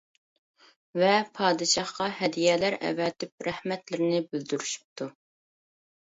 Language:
Uyghur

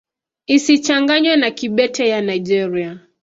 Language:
Swahili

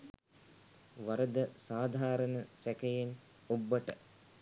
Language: Sinhala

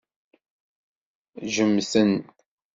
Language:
Kabyle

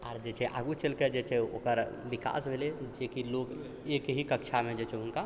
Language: Maithili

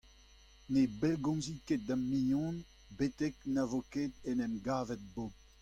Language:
Breton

